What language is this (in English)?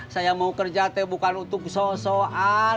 Indonesian